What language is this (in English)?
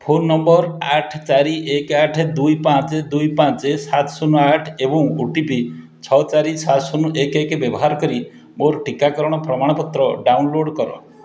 Odia